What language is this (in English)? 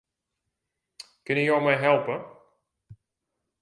Western Frisian